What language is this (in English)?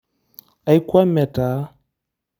Masai